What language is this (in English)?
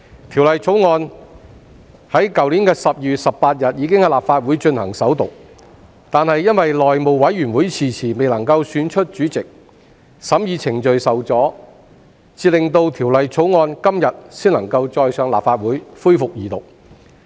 Cantonese